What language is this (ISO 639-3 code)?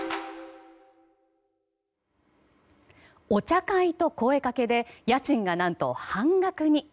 jpn